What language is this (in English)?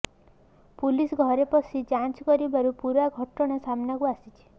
Odia